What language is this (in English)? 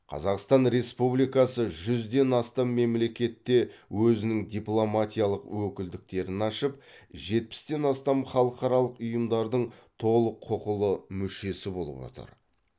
Kazakh